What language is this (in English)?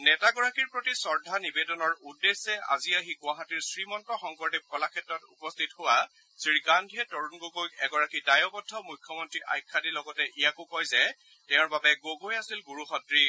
Assamese